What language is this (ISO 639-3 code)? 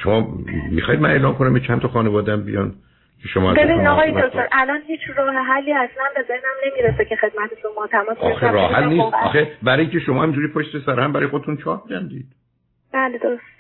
fas